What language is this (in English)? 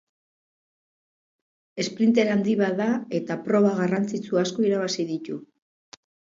Basque